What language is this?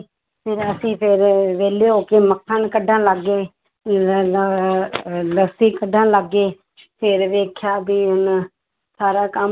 Punjabi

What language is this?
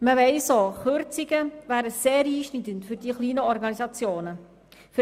Swiss German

